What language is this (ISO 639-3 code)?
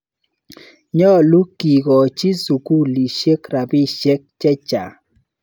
kln